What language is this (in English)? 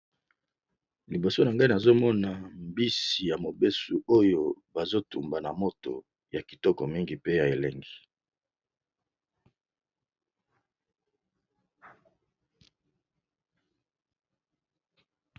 Lingala